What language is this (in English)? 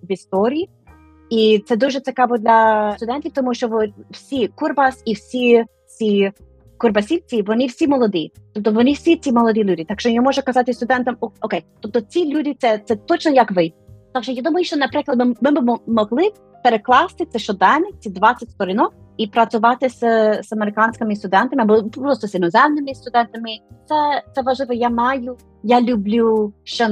Ukrainian